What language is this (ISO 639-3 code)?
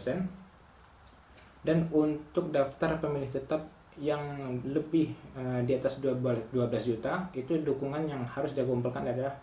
ind